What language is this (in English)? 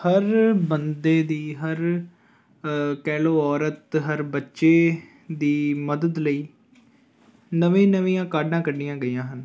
Punjabi